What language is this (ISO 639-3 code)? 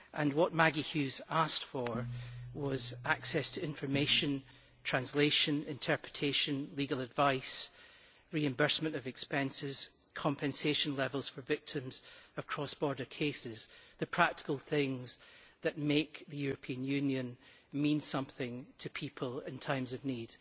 eng